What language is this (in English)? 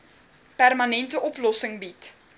Afrikaans